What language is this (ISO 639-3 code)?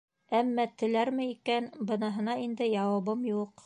bak